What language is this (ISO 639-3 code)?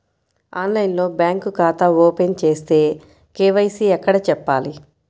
tel